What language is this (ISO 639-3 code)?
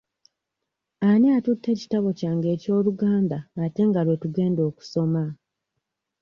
lug